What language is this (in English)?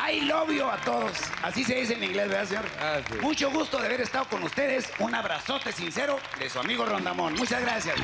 Spanish